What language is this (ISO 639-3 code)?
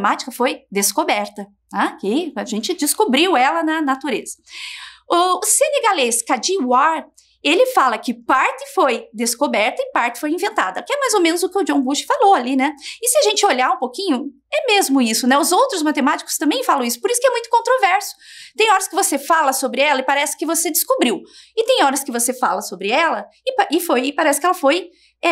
por